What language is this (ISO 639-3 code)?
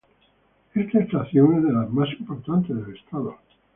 spa